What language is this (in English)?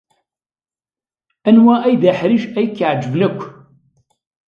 Kabyle